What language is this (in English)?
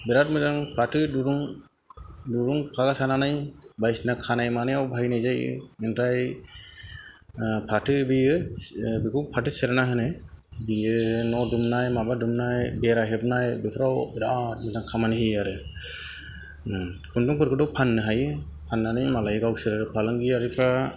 Bodo